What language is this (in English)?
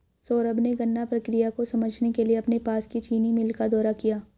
Hindi